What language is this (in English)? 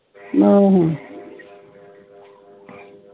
Punjabi